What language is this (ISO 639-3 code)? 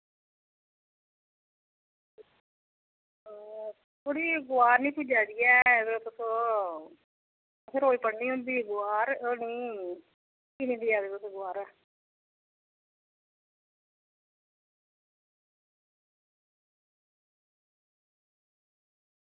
doi